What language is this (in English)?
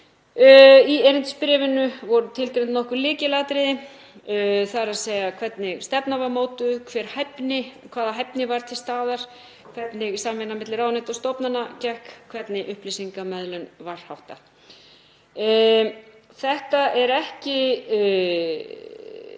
Icelandic